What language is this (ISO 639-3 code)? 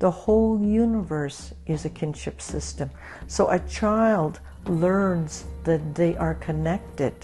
eng